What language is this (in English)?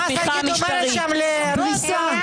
Hebrew